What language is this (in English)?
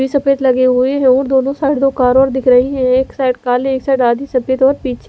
Hindi